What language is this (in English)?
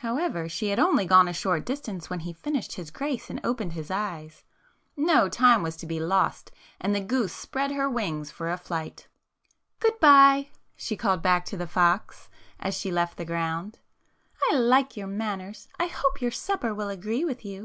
English